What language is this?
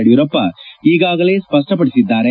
Kannada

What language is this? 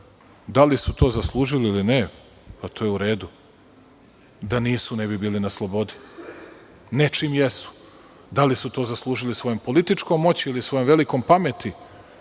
Serbian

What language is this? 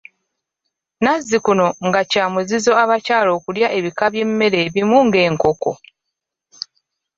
Ganda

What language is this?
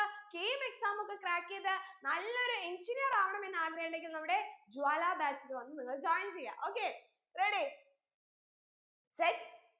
Malayalam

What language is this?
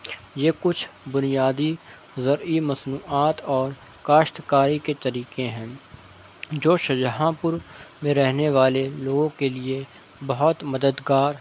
Urdu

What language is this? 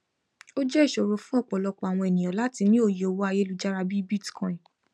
Yoruba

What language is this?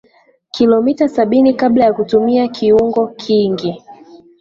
Swahili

